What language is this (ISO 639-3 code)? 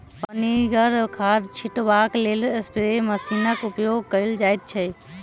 mai